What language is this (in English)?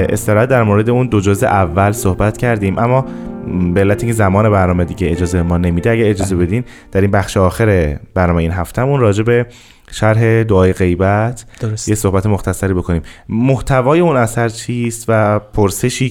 Persian